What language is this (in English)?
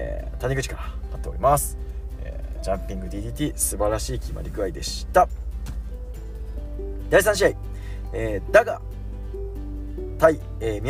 Japanese